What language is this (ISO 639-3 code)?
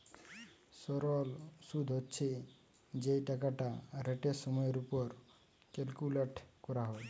ben